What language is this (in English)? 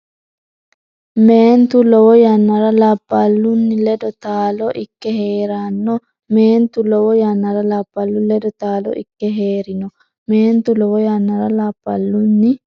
Sidamo